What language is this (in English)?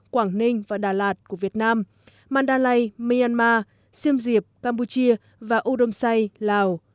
Vietnamese